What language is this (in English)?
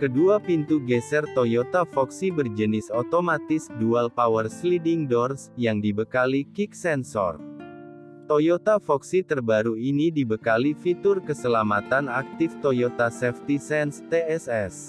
Indonesian